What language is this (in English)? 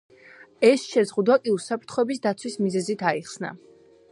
Georgian